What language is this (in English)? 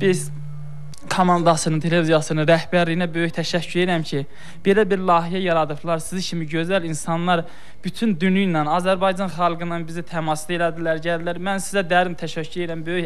Turkish